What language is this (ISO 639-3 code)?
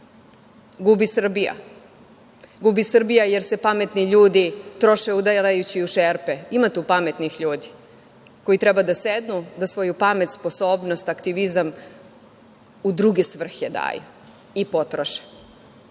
srp